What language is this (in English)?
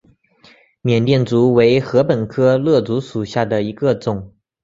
Chinese